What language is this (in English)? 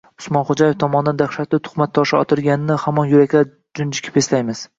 Uzbek